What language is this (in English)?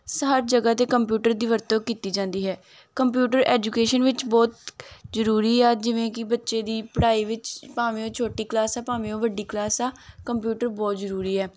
Punjabi